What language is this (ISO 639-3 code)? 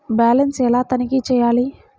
tel